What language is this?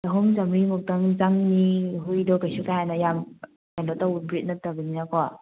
Manipuri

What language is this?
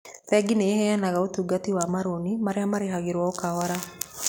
Kikuyu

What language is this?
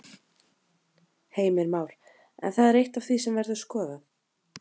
Icelandic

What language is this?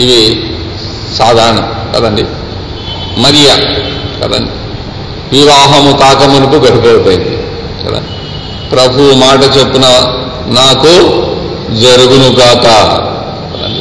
Telugu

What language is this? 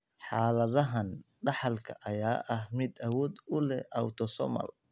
Somali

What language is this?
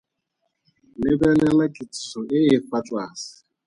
Tswana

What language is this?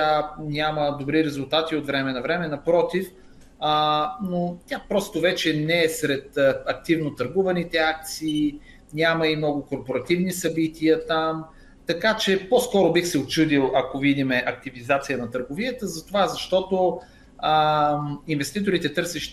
Bulgarian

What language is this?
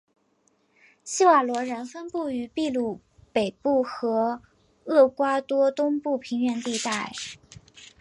Chinese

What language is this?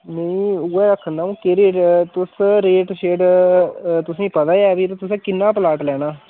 Dogri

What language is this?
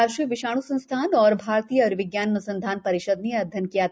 Hindi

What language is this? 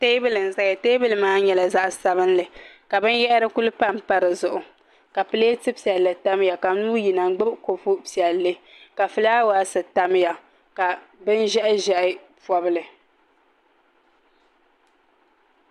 Dagbani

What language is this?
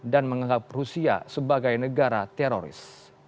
Indonesian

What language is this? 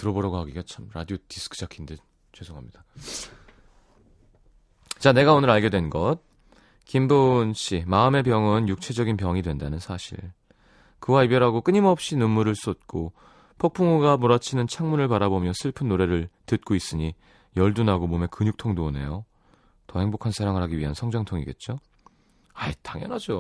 Korean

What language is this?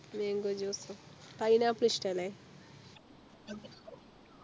Malayalam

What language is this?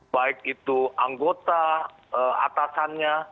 Indonesian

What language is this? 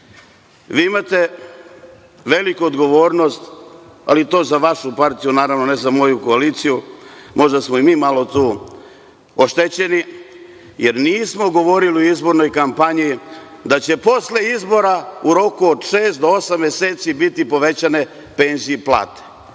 Serbian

